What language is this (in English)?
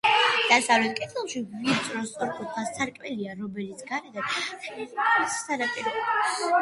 Georgian